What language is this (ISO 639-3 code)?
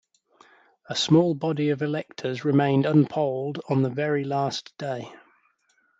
eng